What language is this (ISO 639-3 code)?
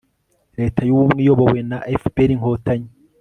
kin